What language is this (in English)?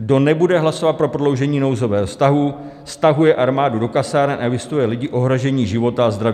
Czech